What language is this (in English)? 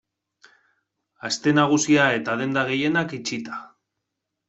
Basque